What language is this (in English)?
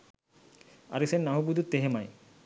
Sinhala